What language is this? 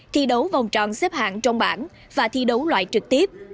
Vietnamese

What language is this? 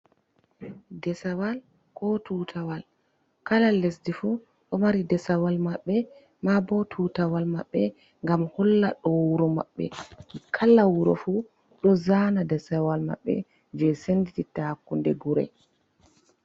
Fula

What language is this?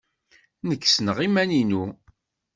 Kabyle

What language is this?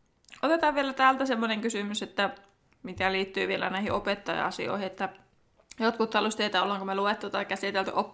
Finnish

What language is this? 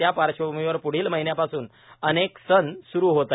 Marathi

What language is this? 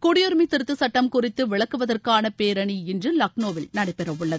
Tamil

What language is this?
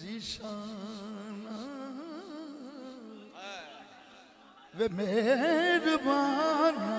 Arabic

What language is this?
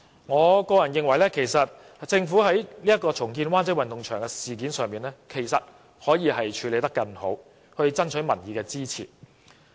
Cantonese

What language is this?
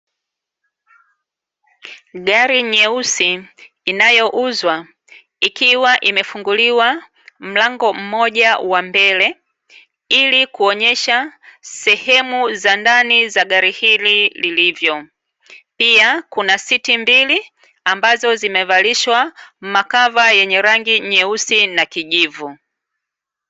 Swahili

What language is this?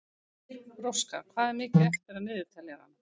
Icelandic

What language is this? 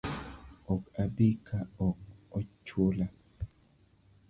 Luo (Kenya and Tanzania)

